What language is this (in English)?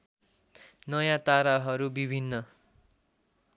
Nepali